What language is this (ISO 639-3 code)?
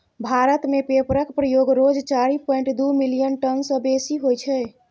mai